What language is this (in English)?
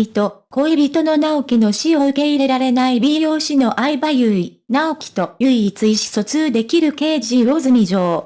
Japanese